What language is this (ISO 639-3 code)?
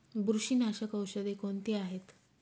mar